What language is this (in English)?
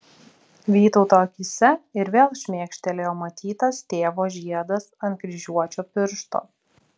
Lithuanian